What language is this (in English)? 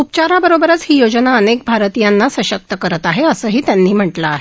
Marathi